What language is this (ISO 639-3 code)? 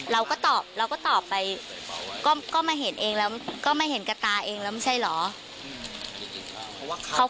tha